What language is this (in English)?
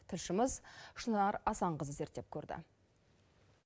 Kazakh